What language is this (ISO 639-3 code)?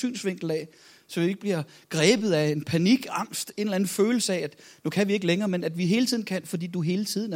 dan